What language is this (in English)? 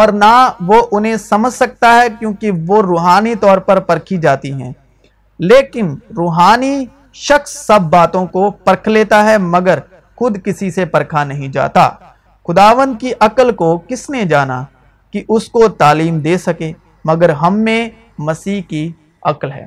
Urdu